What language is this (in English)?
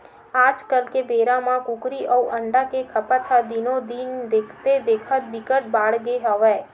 Chhattisgarhi